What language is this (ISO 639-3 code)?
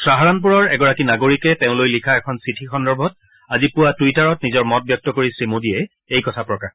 asm